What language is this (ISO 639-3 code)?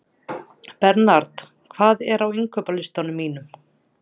isl